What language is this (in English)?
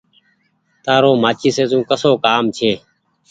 Goaria